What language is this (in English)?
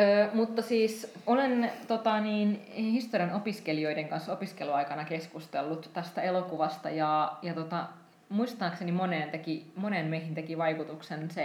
Finnish